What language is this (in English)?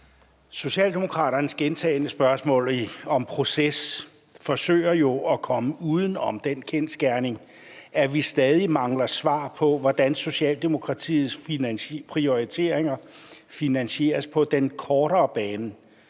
Danish